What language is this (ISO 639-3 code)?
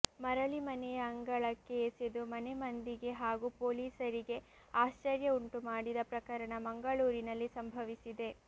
kan